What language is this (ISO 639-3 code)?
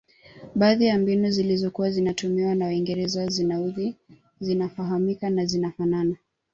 swa